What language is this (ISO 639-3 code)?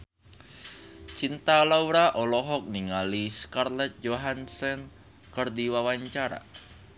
sun